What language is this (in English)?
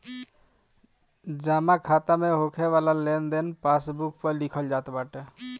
Bhojpuri